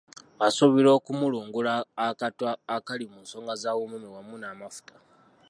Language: Ganda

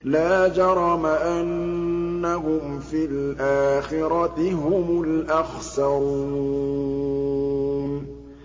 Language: Arabic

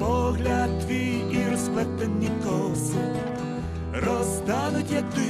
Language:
Russian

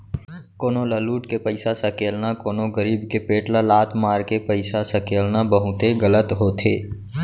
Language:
Chhattisgarhi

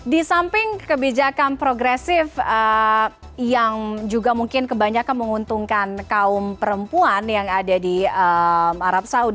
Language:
Indonesian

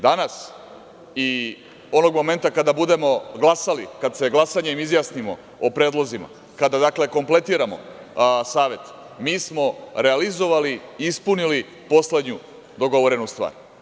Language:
Serbian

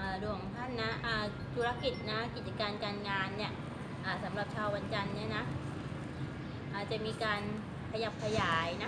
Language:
Thai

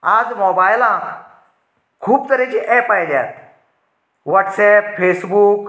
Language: Konkani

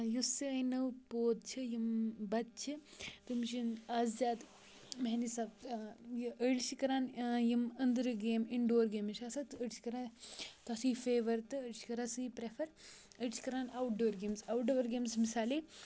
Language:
Kashmiri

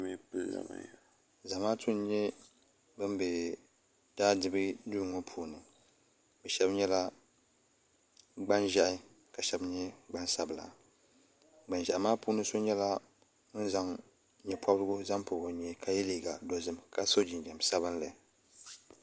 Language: Dagbani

